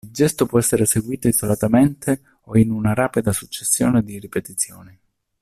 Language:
Italian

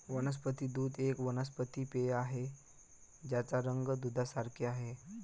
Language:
Marathi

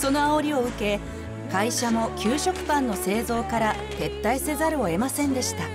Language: Japanese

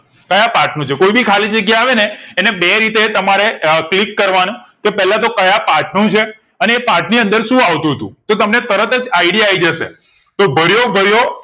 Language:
Gujarati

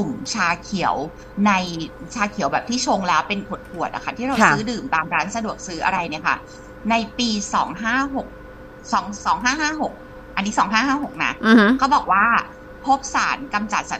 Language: Thai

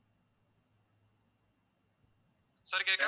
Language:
Tamil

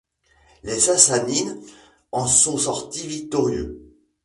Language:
French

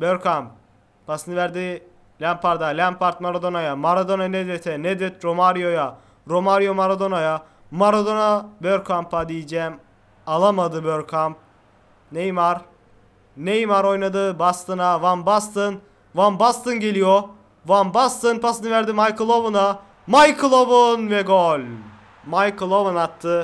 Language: Turkish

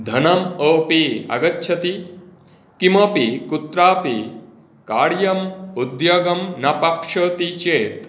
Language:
Sanskrit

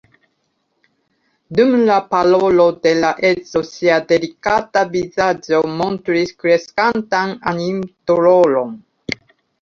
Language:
Esperanto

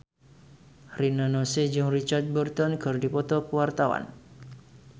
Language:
Sundanese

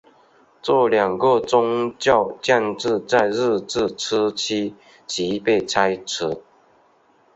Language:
Chinese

